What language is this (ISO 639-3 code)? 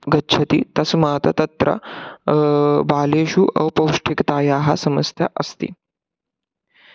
san